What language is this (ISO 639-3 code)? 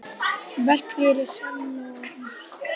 isl